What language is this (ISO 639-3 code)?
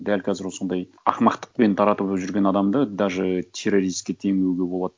kaz